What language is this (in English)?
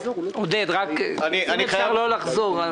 Hebrew